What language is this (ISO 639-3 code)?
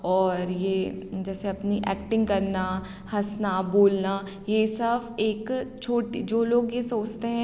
hin